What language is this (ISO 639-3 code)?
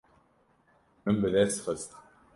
kur